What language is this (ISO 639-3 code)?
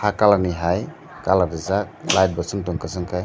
trp